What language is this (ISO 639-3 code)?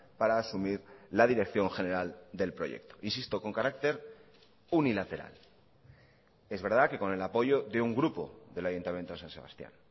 spa